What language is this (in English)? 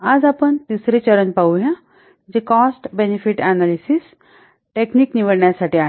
Marathi